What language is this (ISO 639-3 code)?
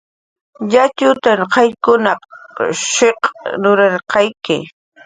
jqr